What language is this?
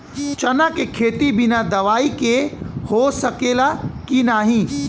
Bhojpuri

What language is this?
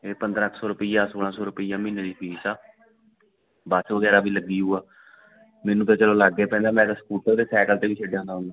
Punjabi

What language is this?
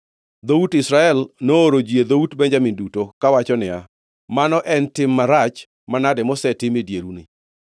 Luo (Kenya and Tanzania)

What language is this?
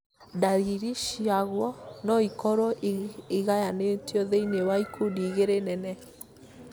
Kikuyu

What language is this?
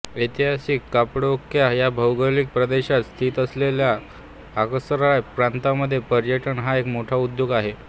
Marathi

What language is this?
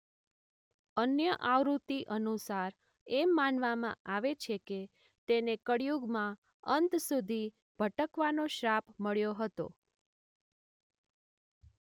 Gujarati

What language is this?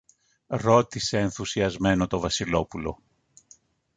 Greek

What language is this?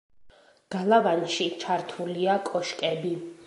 Georgian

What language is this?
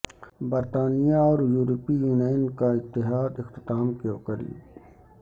Urdu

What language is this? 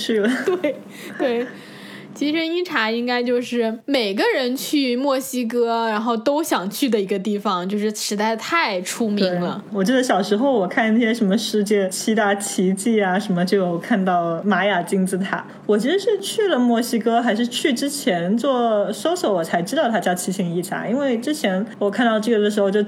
Chinese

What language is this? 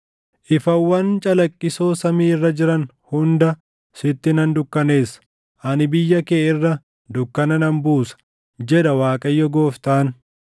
Oromo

